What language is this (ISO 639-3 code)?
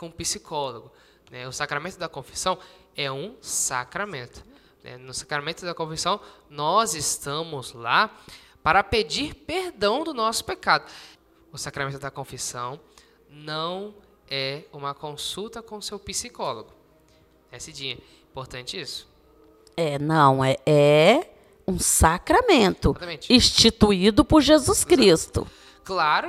por